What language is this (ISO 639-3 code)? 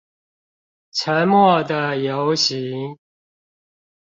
zho